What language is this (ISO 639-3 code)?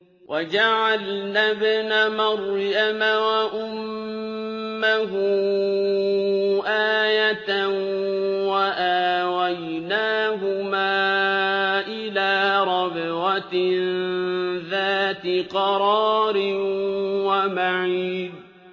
ara